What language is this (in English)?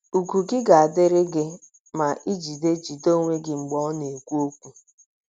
Igbo